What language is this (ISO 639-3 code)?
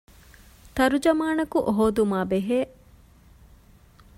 div